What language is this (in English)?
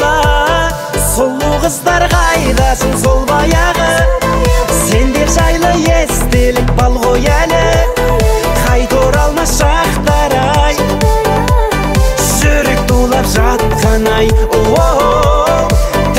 Arabic